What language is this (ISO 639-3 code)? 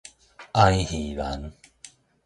nan